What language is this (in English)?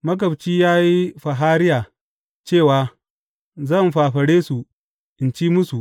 Hausa